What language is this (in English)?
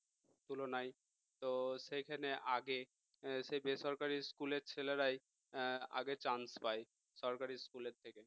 Bangla